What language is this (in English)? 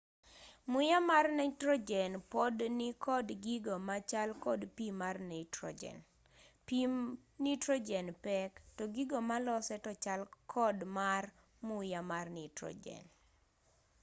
Luo (Kenya and Tanzania)